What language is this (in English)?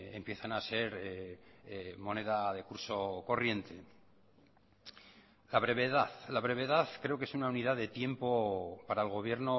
Spanish